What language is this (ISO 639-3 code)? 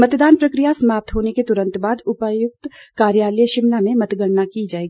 hin